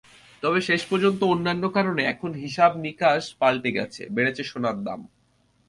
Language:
Bangla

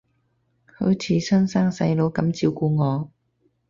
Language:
Cantonese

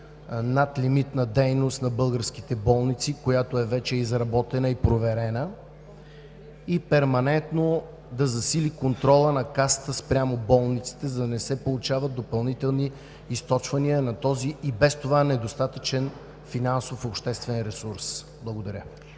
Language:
Bulgarian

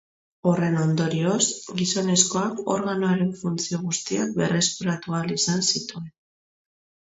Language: Basque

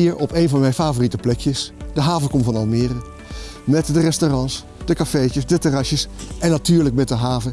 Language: Dutch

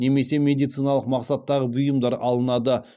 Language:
Kazakh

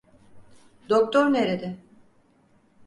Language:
Turkish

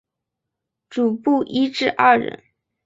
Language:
Chinese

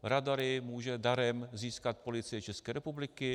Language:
Czech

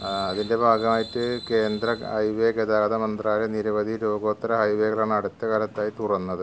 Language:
Malayalam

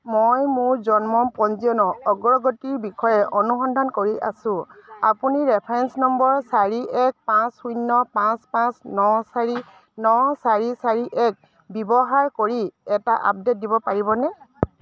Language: Assamese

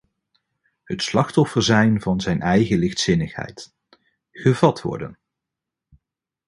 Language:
Dutch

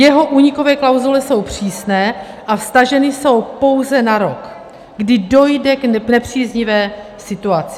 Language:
Czech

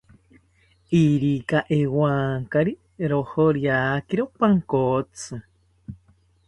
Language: South Ucayali Ashéninka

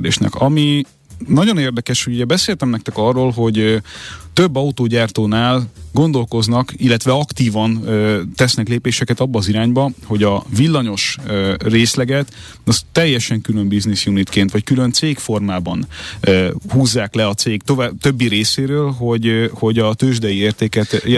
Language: Hungarian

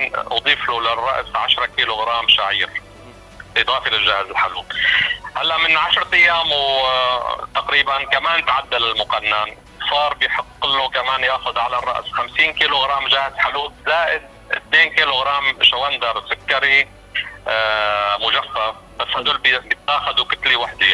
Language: Arabic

